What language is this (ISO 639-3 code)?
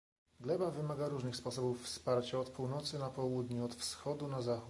pol